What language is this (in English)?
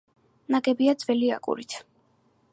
Georgian